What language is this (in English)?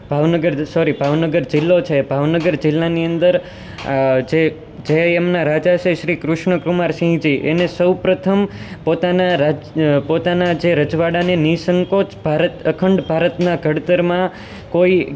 Gujarati